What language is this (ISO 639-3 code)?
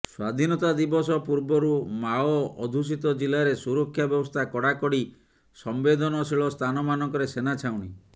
ori